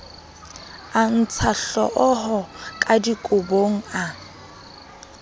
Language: Southern Sotho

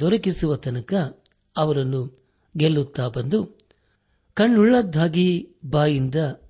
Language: Kannada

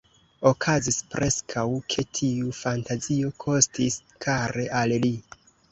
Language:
Esperanto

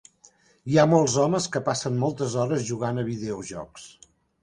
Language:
Catalan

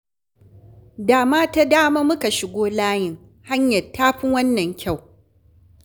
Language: Hausa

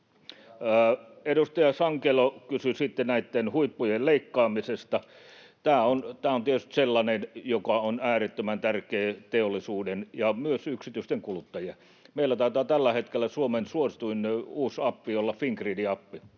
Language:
Finnish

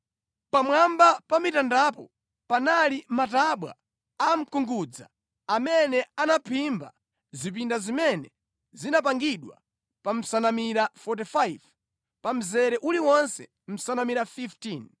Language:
Nyanja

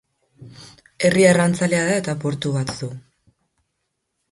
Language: Basque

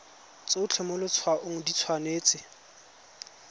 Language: Tswana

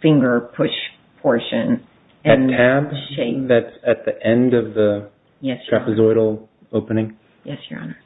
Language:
English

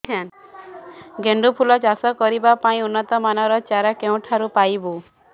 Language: Odia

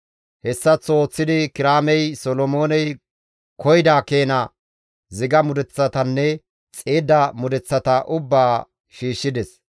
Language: Gamo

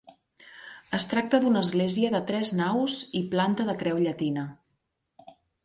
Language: Catalan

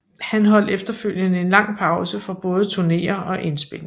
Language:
Danish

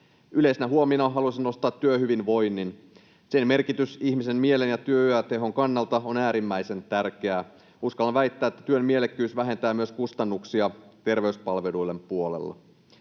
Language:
Finnish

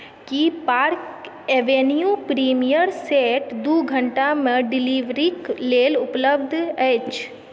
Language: Maithili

